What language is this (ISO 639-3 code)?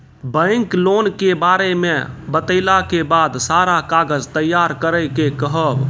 mai